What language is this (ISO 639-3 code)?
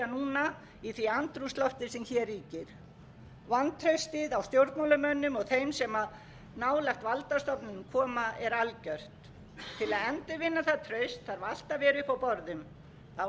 isl